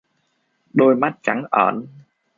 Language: Vietnamese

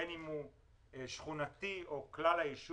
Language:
Hebrew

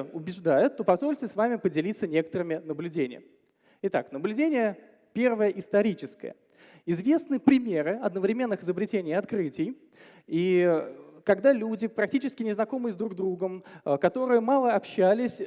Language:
Russian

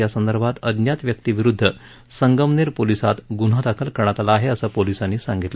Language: Marathi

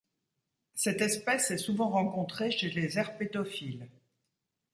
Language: French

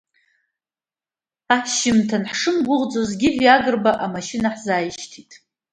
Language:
Abkhazian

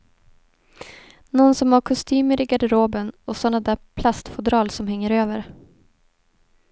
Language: Swedish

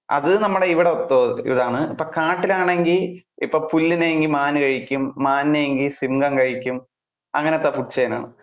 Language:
Malayalam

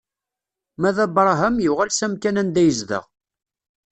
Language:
Kabyle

